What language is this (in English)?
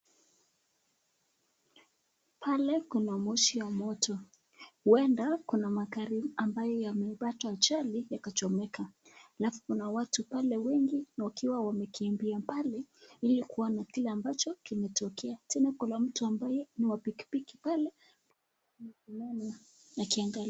Swahili